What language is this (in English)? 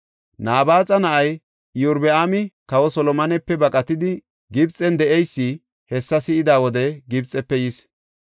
Gofa